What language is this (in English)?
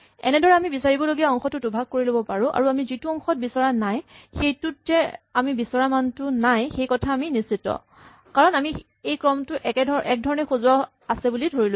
Assamese